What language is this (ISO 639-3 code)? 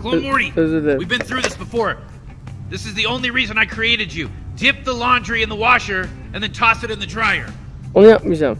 tur